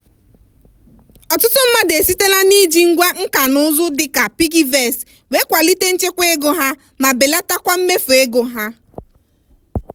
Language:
Igbo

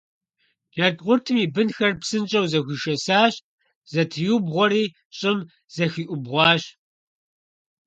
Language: Kabardian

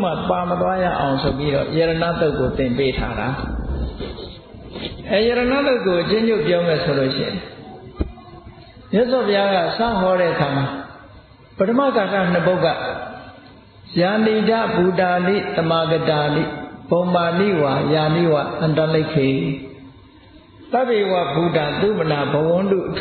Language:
Vietnamese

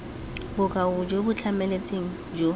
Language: Tswana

